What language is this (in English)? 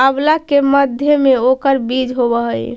Magahi